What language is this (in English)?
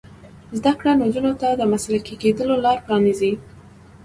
Pashto